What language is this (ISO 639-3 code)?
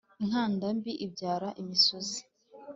kin